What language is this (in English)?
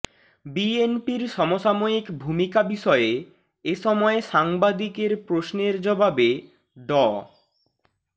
Bangla